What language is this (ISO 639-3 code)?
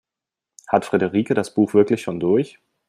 deu